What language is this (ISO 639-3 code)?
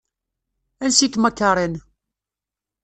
kab